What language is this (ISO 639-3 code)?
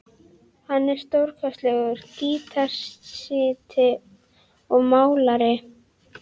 isl